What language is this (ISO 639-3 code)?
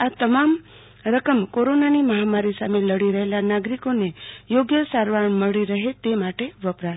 guj